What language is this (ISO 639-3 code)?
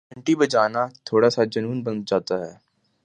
urd